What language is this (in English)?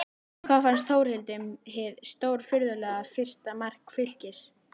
Icelandic